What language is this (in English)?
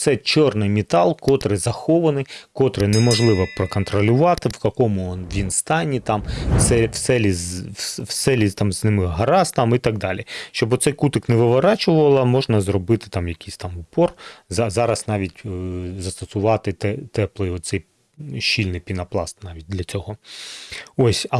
Ukrainian